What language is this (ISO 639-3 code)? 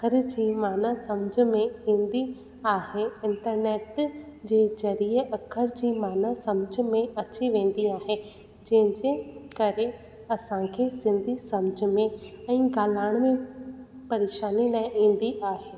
snd